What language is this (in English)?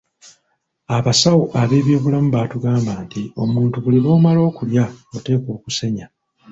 Ganda